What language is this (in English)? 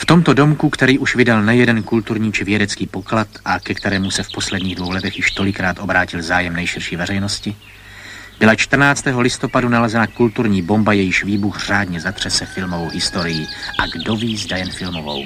Czech